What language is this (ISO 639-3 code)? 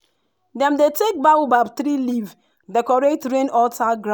pcm